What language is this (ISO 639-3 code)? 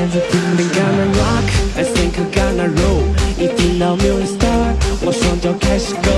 zho